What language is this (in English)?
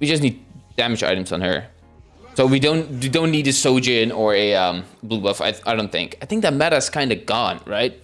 English